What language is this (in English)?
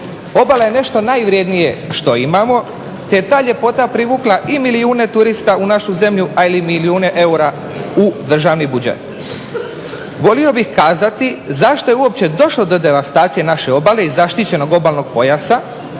Croatian